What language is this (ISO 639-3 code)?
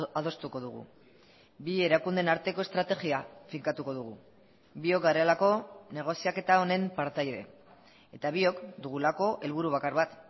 eus